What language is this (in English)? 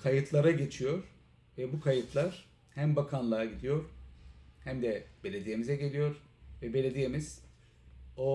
Turkish